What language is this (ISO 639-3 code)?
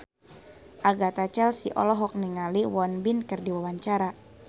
sun